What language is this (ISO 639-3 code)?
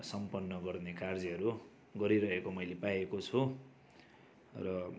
nep